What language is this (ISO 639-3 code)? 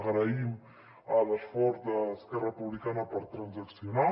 cat